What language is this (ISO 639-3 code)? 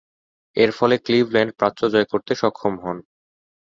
ben